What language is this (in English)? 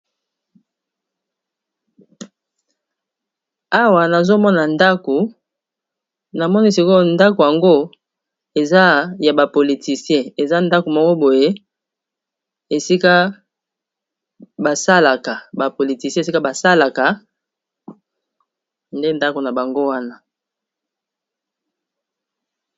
Lingala